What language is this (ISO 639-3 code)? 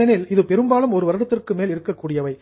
tam